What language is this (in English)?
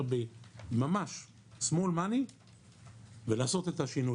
Hebrew